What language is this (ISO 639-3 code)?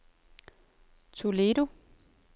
dan